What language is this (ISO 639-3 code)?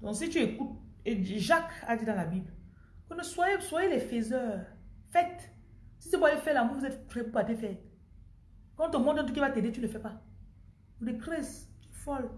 fra